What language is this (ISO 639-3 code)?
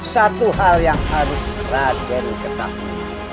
ind